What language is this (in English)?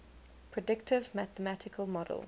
English